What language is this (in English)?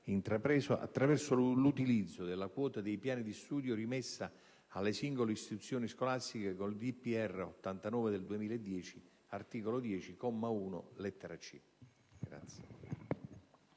Italian